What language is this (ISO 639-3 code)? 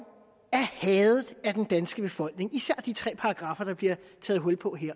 dan